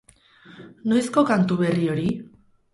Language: Basque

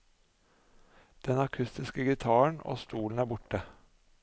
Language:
Norwegian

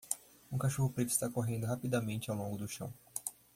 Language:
Portuguese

